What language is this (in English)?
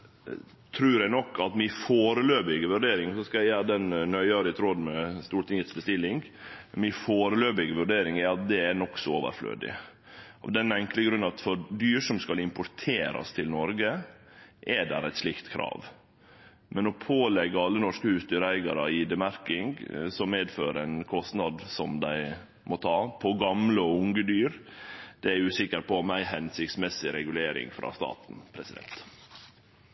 Norwegian Nynorsk